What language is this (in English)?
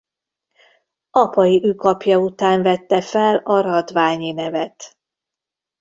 Hungarian